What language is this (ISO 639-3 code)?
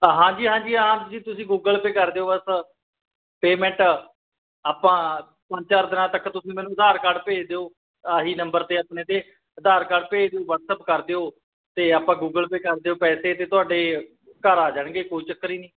pan